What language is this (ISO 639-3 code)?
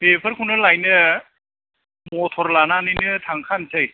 brx